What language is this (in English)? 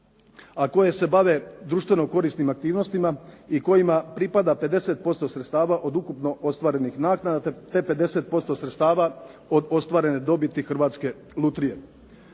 Croatian